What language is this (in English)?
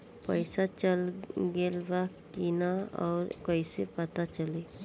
Bhojpuri